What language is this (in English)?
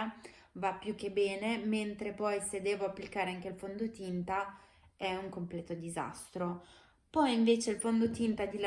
Italian